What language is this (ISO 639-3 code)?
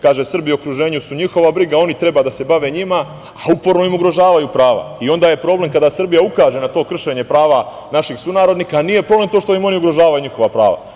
srp